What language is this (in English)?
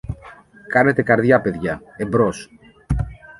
Greek